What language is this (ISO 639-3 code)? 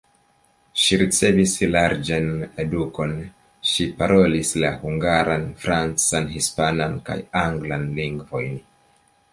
epo